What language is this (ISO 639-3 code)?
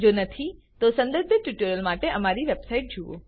guj